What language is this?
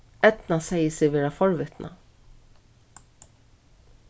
Faroese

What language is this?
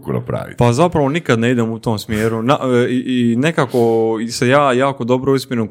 Croatian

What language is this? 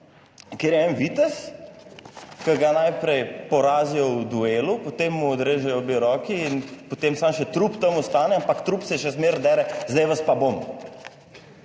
Slovenian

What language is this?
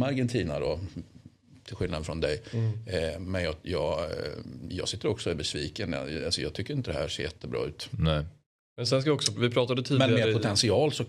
Swedish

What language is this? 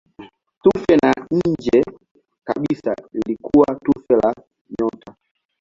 Swahili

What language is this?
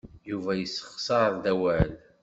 Kabyle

